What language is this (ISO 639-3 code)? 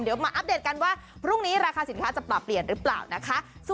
tha